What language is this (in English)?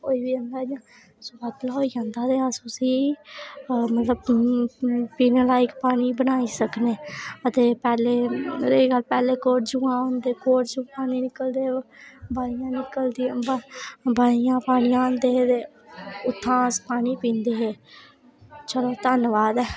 Dogri